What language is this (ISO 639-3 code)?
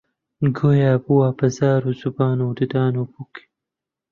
ckb